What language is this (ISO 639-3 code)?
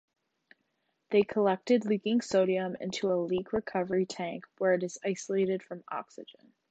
eng